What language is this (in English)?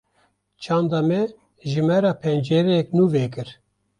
Kurdish